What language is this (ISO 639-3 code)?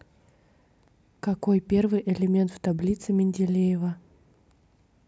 rus